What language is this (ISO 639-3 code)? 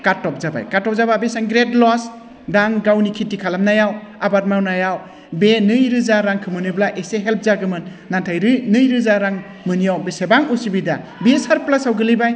brx